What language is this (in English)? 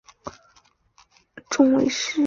Chinese